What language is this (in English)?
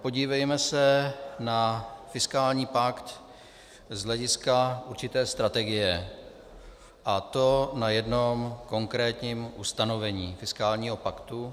Czech